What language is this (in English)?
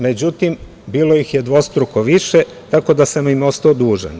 Serbian